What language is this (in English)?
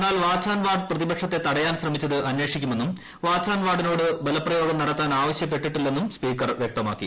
Malayalam